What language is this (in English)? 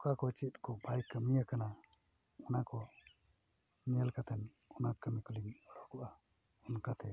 Santali